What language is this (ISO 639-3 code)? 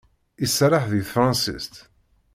kab